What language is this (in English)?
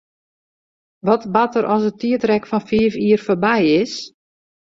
Western Frisian